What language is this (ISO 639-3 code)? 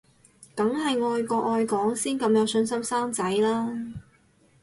yue